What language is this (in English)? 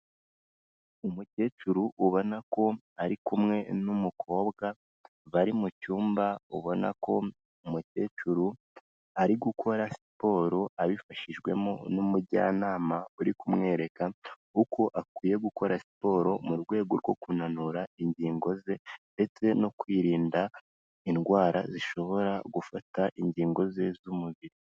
Kinyarwanda